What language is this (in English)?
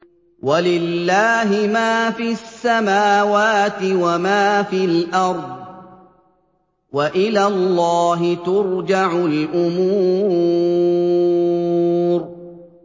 Arabic